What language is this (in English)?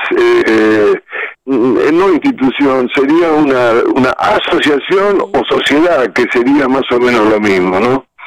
Spanish